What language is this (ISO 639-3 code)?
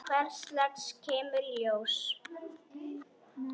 isl